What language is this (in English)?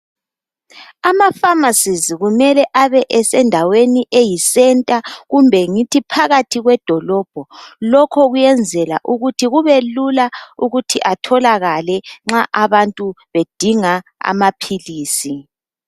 North Ndebele